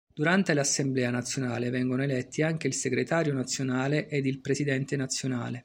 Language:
Italian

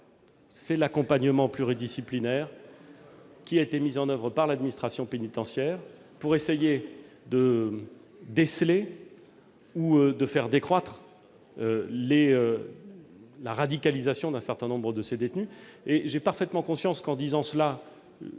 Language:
French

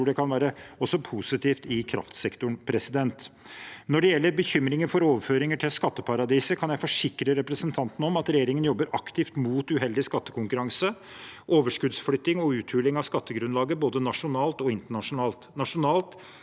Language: Norwegian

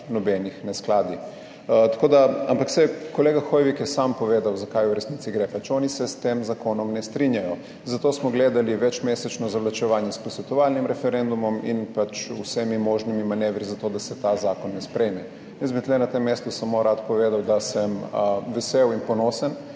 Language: Slovenian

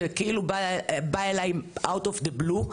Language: Hebrew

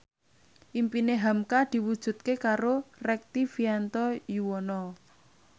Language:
Javanese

